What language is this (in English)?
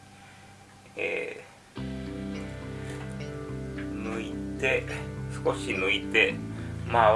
Japanese